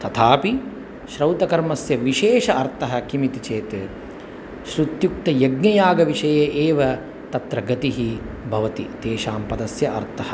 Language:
Sanskrit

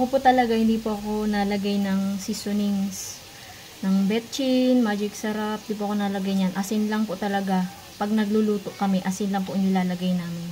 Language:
Filipino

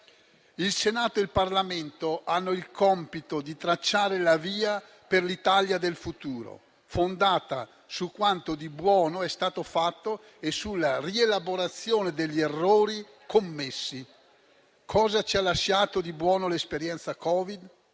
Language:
Italian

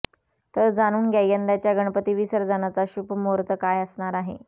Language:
Marathi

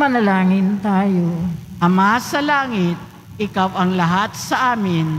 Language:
Filipino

